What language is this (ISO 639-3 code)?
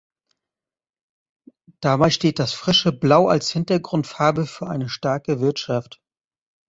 deu